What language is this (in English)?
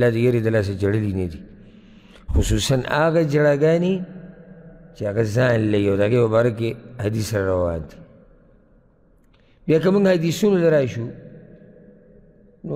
Arabic